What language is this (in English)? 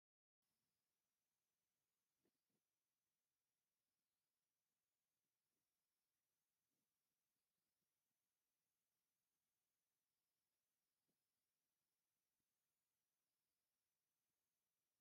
Tigrinya